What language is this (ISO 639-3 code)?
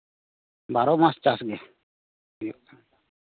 sat